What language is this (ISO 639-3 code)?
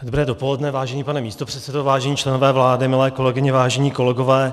ces